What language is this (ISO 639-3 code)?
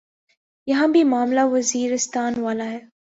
urd